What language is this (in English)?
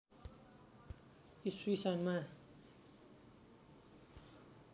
Nepali